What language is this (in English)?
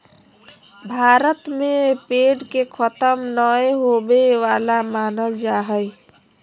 Magahi